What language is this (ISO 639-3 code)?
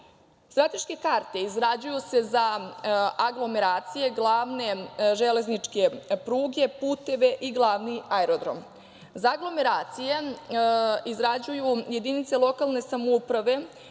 srp